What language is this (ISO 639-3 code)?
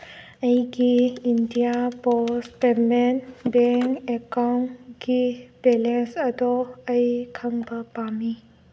mni